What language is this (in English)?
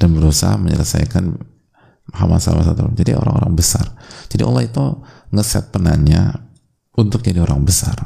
Indonesian